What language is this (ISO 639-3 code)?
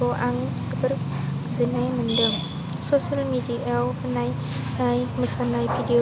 brx